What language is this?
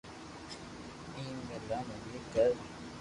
Loarki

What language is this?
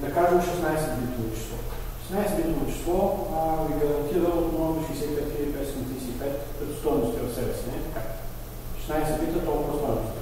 Bulgarian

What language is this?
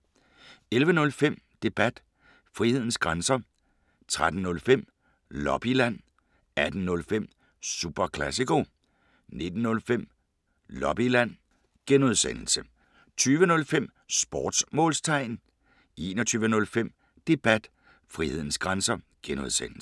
Danish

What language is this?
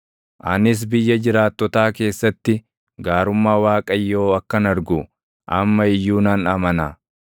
Oromo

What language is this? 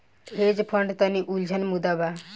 Bhojpuri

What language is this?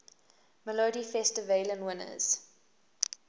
English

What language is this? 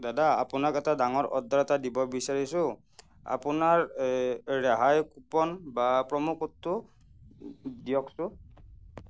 Assamese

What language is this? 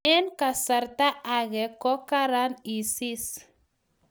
Kalenjin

